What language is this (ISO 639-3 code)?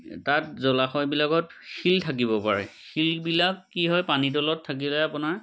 asm